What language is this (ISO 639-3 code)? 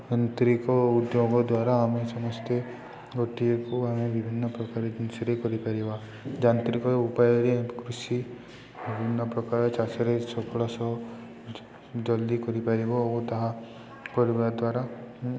ori